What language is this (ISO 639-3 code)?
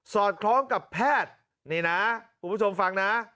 tha